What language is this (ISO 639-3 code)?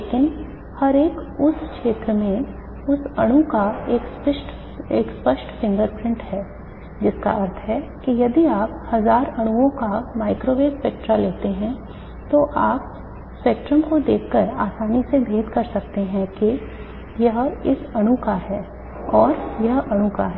hin